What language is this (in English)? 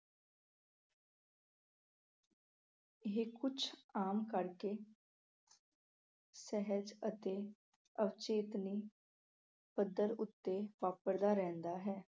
Punjabi